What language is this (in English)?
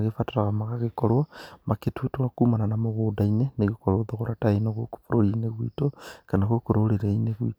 Kikuyu